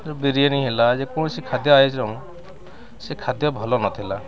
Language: Odia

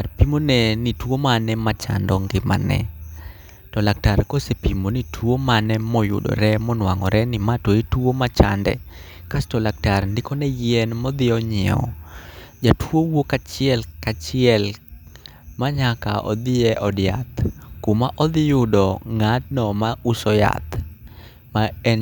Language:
Luo (Kenya and Tanzania)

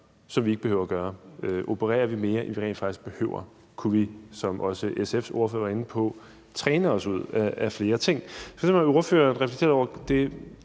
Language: Danish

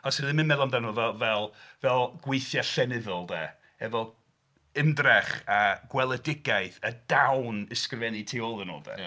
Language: Welsh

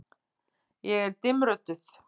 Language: Icelandic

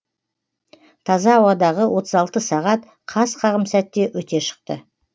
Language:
Kazakh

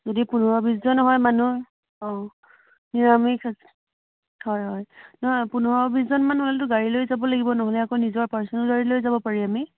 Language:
Assamese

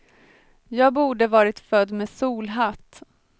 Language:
Swedish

